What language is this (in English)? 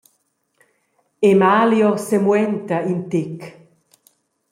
Romansh